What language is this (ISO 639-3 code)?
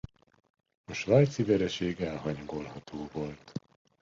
hun